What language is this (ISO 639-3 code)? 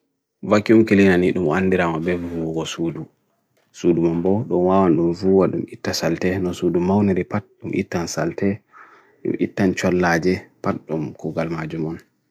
fui